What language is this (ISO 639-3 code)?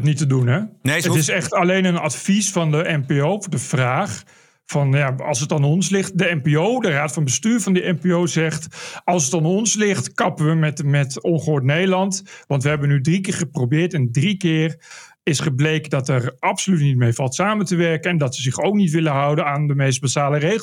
nld